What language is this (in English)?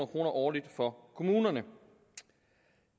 Danish